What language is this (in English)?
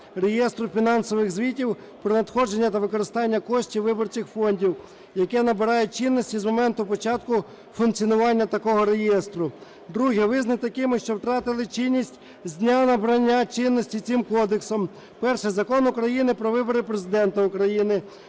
Ukrainian